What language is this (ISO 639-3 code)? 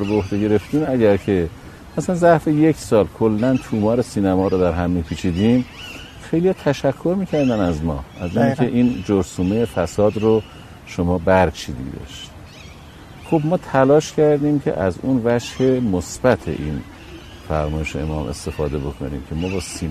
fas